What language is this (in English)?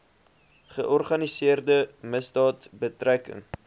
Afrikaans